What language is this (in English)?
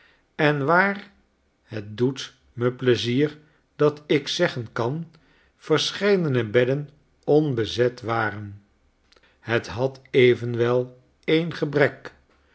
Dutch